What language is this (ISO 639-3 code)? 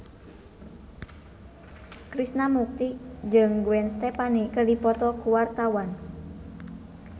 sun